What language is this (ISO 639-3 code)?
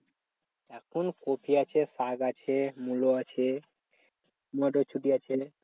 ben